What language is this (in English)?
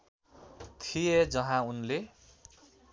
Nepali